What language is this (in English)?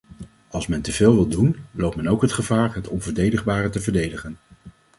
Dutch